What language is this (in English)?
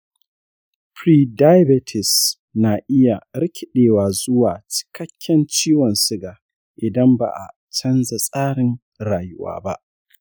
Hausa